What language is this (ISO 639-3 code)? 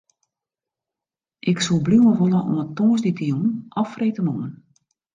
fry